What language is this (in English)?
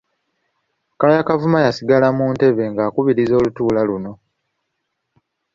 Ganda